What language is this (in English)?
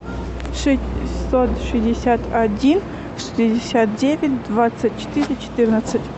Russian